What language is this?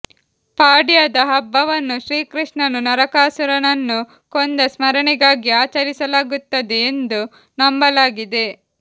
Kannada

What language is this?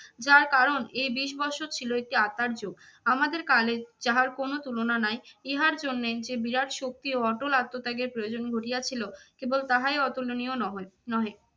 Bangla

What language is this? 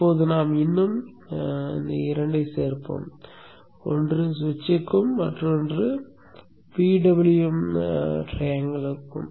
Tamil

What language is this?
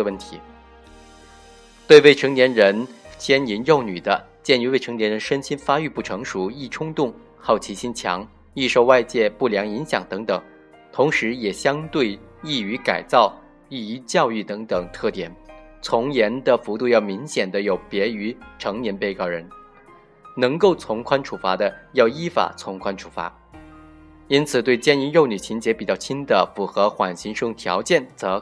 Chinese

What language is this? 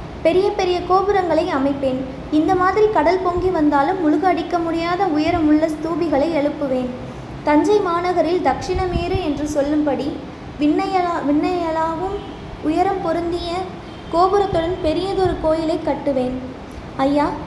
Tamil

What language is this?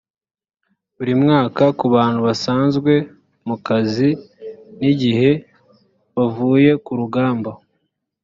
Kinyarwanda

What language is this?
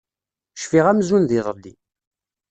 Kabyle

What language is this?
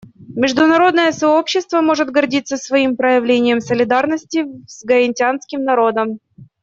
Russian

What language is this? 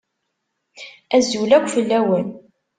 Kabyle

